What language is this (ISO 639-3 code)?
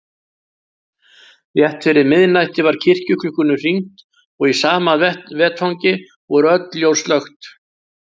isl